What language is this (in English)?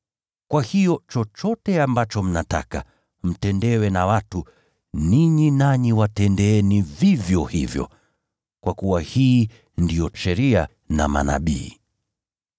Swahili